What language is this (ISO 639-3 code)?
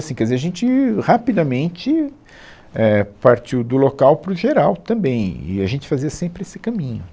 por